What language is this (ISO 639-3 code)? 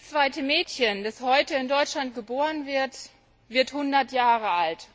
deu